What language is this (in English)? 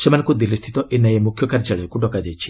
Odia